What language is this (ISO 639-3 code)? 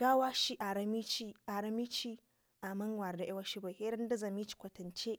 ngi